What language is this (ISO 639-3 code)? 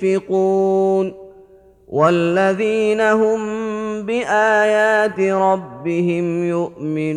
ara